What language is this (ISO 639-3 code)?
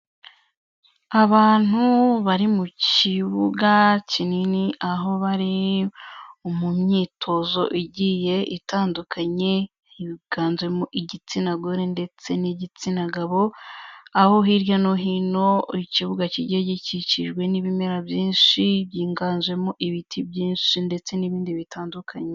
kin